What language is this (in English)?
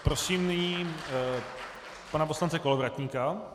Czech